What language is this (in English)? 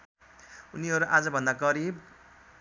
Nepali